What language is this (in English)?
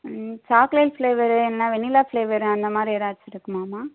Tamil